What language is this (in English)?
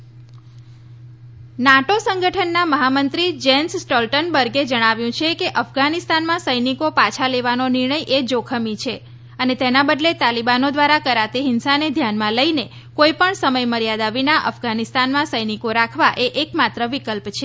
Gujarati